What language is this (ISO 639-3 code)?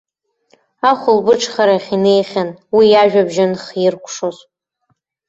abk